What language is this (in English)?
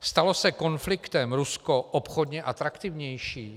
Czech